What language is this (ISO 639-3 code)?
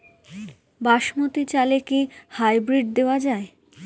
ben